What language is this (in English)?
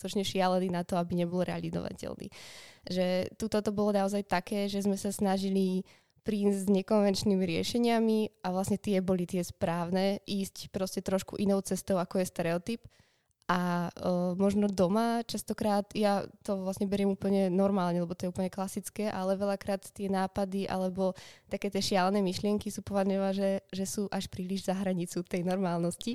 Czech